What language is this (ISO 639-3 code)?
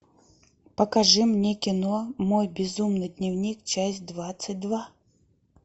rus